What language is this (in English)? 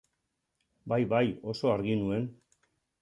Basque